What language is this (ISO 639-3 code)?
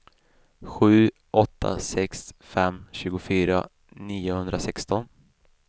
swe